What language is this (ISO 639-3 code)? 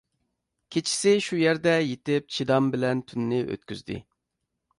uig